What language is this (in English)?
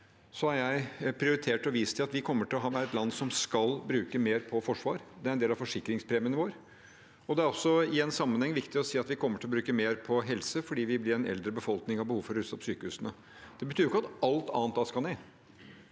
Norwegian